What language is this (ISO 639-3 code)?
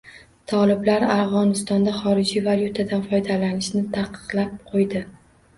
uzb